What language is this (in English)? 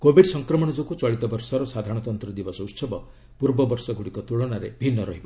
Odia